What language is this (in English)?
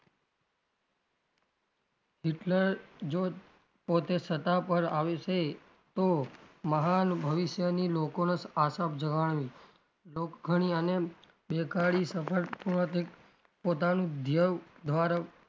Gujarati